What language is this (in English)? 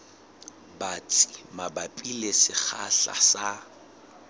Southern Sotho